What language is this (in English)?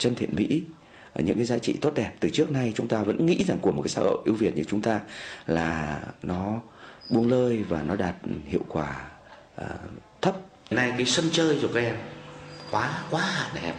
Vietnamese